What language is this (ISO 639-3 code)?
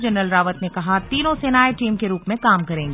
hin